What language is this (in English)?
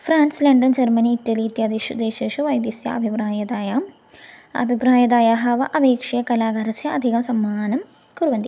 Sanskrit